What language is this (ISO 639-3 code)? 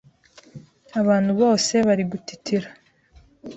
kin